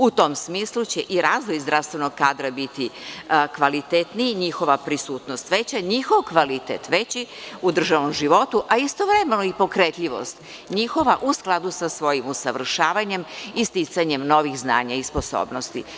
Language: Serbian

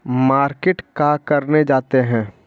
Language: Magahi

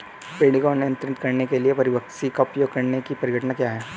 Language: Hindi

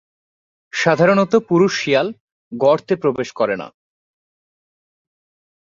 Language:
Bangla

